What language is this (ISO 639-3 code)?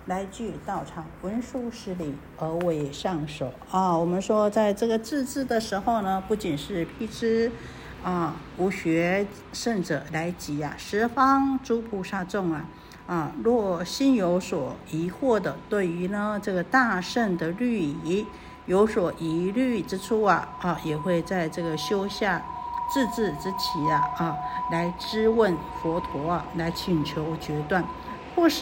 zho